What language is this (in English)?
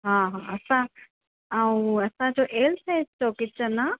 Sindhi